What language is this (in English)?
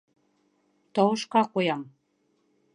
Bashkir